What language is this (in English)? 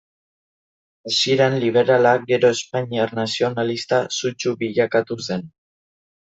Basque